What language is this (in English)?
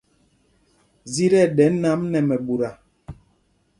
Mpumpong